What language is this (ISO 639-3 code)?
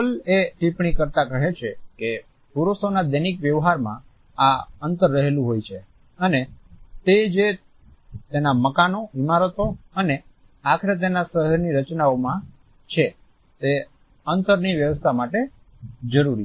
guj